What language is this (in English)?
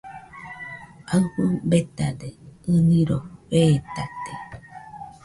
Nüpode Huitoto